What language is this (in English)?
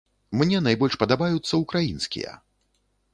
Belarusian